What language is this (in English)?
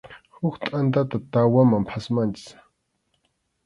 Arequipa-La Unión Quechua